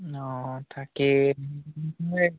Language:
Assamese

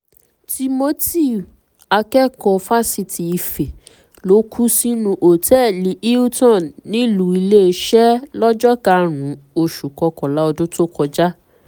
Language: Yoruba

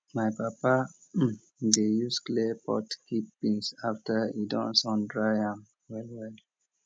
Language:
Nigerian Pidgin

